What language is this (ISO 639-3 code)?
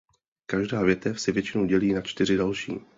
ces